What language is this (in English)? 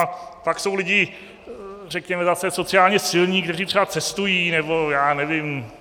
Czech